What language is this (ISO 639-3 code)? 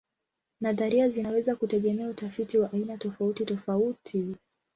swa